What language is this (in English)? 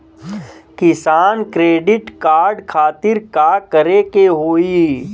Bhojpuri